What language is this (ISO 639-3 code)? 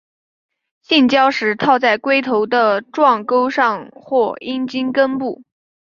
zho